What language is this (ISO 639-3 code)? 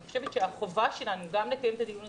heb